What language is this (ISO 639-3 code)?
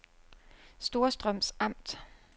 dan